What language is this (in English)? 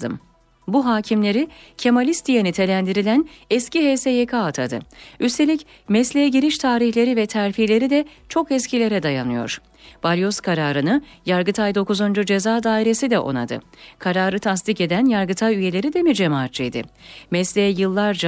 Turkish